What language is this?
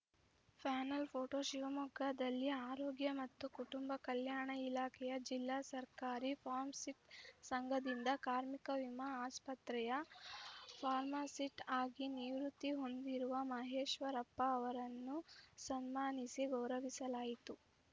Kannada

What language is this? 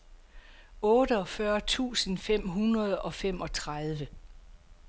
Danish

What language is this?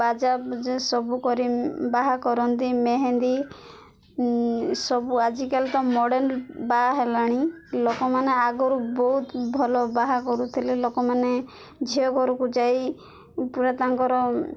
Odia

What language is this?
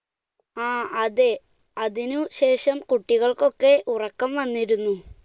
Malayalam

